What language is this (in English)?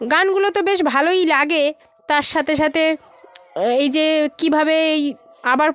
Bangla